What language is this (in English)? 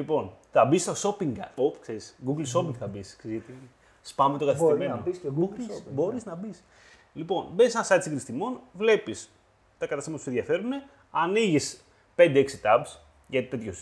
Greek